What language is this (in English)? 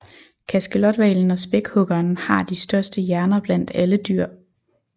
Danish